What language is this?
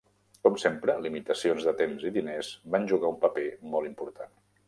Catalan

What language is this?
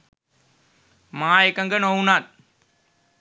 Sinhala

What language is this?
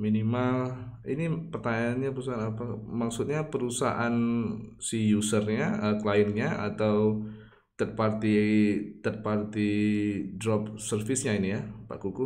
Indonesian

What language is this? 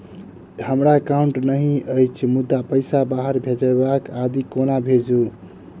Maithili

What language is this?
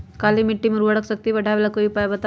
Magahi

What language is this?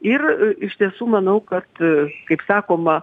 Lithuanian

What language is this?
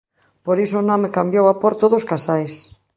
Galician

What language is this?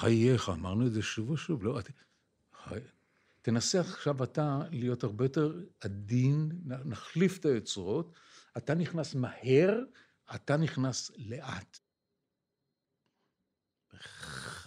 Hebrew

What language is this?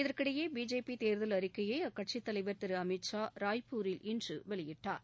Tamil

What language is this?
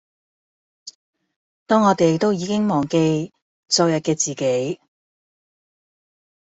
Cantonese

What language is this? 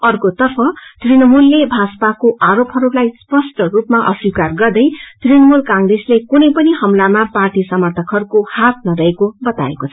Nepali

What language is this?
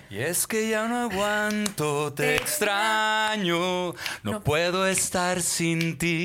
Spanish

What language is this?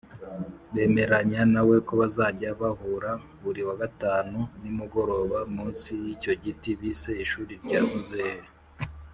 Kinyarwanda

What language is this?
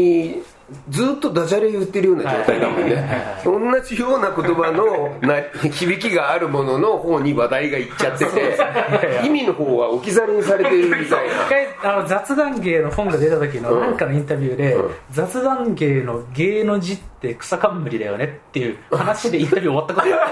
Japanese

